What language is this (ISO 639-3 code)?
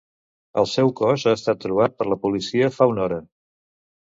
cat